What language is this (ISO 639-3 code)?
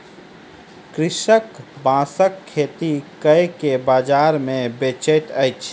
mai